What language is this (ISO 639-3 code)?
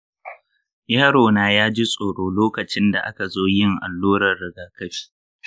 hau